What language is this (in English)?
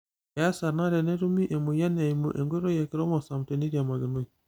Masai